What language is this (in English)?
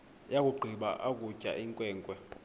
Xhosa